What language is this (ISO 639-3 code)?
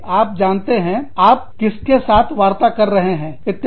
hin